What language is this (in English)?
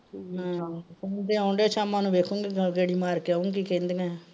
Punjabi